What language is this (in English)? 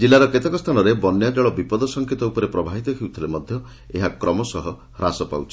Odia